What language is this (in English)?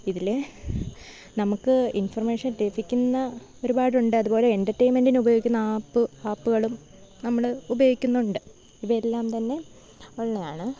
Malayalam